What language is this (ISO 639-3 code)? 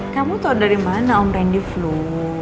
ind